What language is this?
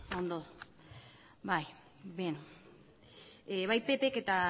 Basque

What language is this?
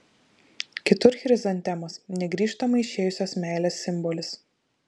Lithuanian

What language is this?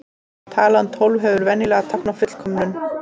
Icelandic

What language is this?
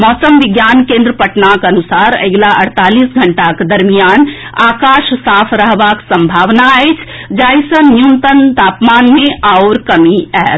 Maithili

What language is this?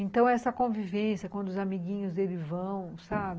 Portuguese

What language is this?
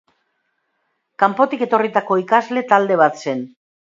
Basque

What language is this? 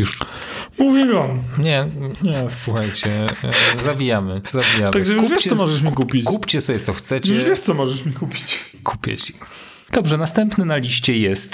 Polish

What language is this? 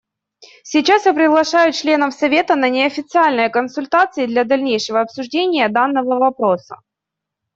Russian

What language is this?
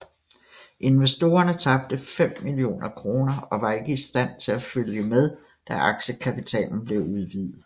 Danish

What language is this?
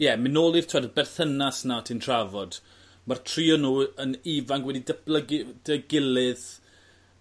Welsh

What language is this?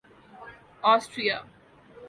Urdu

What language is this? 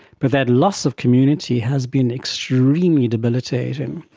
English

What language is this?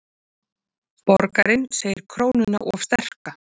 Icelandic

